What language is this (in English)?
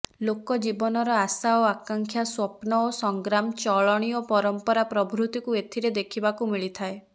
Odia